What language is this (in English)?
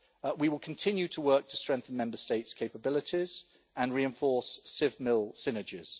English